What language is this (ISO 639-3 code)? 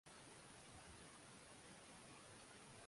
swa